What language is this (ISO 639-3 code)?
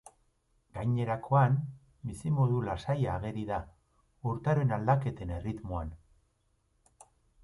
eus